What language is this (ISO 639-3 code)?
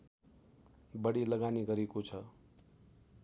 nep